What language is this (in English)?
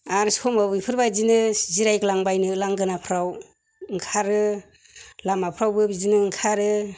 Bodo